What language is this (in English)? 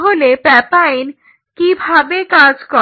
Bangla